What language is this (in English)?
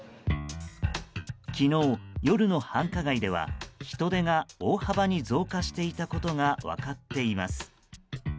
Japanese